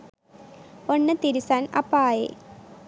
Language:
Sinhala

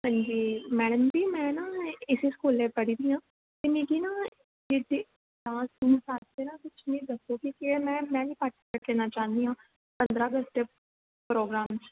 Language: Dogri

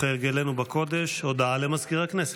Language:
Hebrew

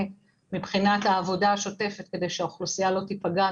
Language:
Hebrew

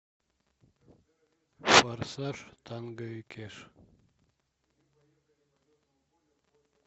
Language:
Russian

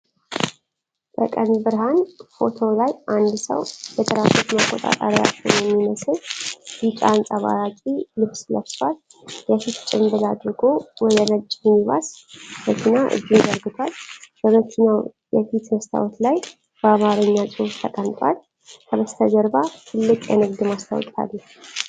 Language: Amharic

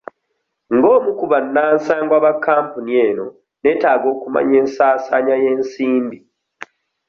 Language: Ganda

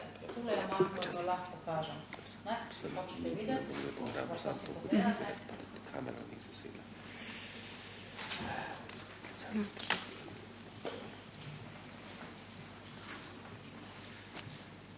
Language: Slovenian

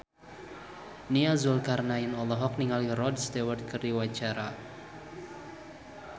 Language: Sundanese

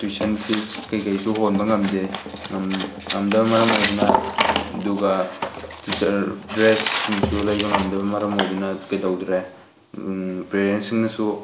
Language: Manipuri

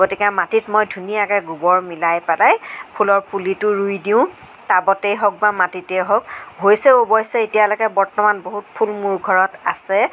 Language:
Assamese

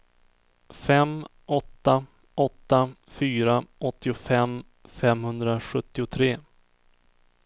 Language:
Swedish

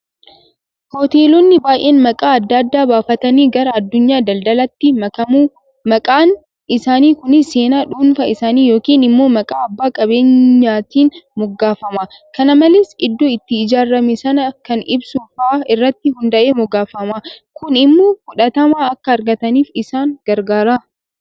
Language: Oromo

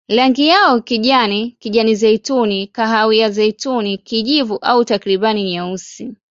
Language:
Swahili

